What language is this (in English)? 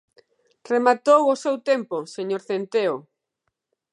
Galician